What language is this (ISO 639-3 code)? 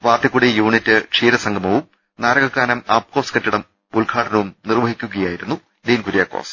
mal